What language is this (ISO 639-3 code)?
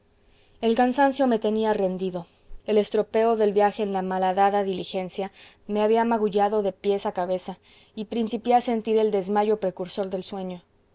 spa